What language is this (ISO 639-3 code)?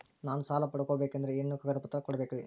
kan